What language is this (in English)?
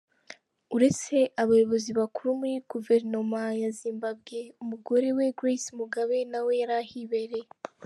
Kinyarwanda